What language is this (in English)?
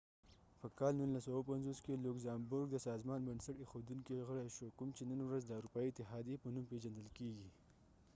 Pashto